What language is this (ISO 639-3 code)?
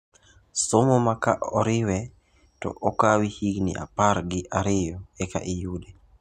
luo